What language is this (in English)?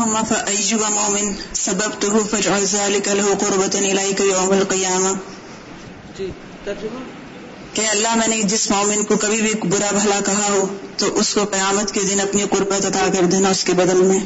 Urdu